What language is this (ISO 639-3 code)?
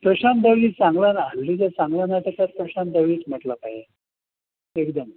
mar